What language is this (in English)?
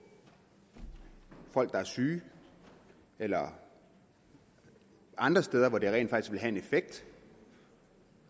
Danish